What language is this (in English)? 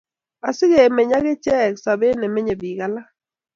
Kalenjin